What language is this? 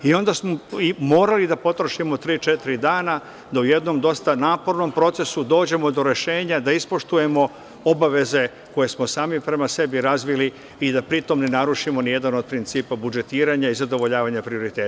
Serbian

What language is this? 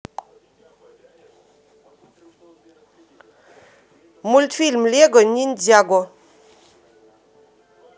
Russian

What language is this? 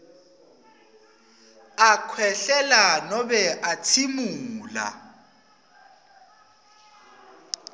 Swati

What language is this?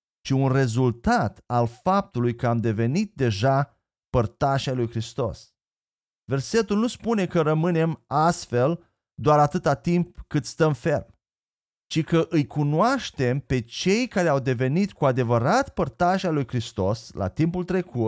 Romanian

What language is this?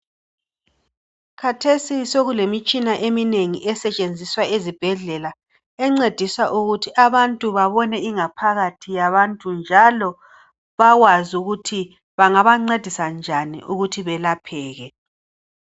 North Ndebele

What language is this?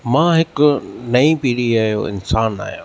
Sindhi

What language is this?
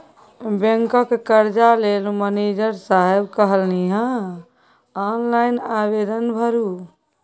Maithili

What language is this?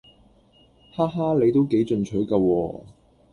Cantonese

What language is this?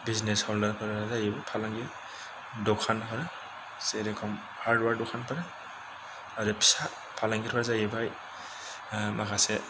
Bodo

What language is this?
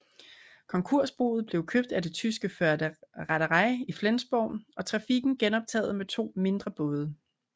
Danish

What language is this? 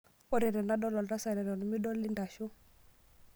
Masai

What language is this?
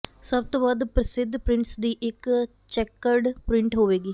Punjabi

